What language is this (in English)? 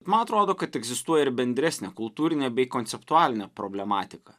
Lithuanian